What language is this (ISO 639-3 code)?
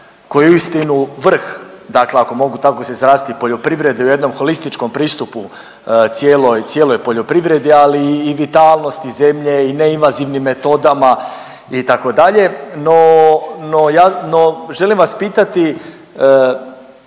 hrv